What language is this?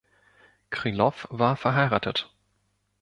German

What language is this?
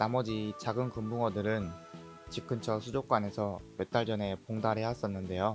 Korean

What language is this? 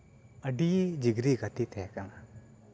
Santali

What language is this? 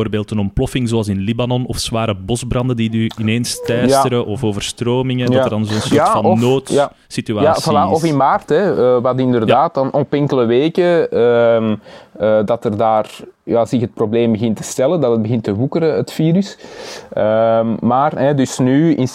Dutch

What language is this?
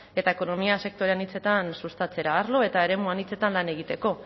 Basque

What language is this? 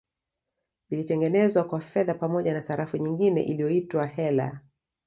Swahili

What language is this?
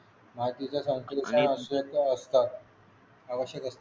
Marathi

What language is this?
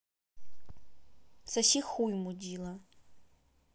Russian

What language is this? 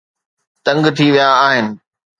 Sindhi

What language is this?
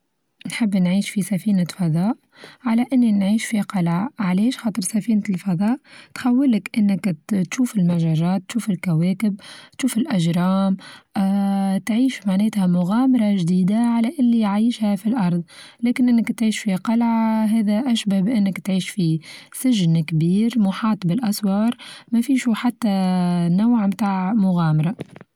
Tunisian Arabic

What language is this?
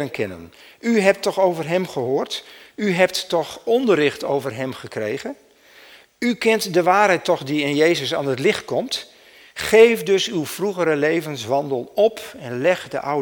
Dutch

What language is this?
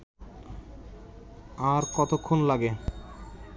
Bangla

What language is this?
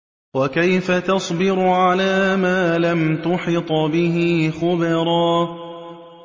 Arabic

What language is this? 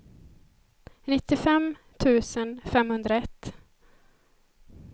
Swedish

